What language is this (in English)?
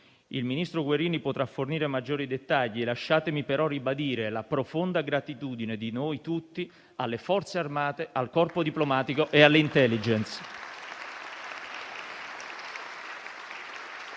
Italian